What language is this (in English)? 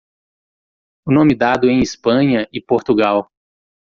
Portuguese